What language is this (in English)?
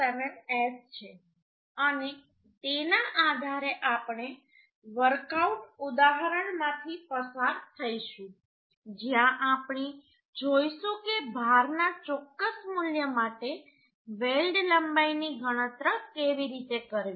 Gujarati